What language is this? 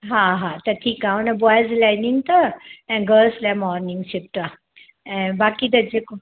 Sindhi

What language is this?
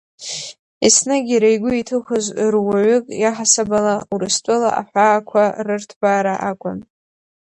Abkhazian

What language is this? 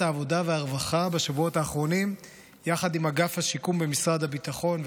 Hebrew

